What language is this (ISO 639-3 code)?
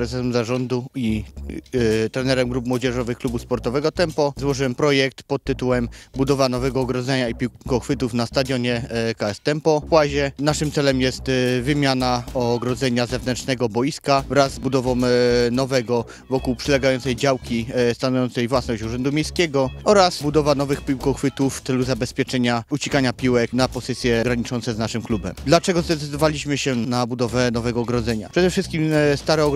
pol